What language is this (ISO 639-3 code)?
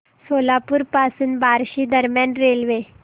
mar